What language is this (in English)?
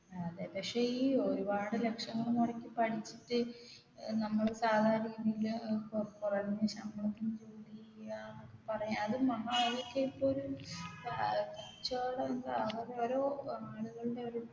Malayalam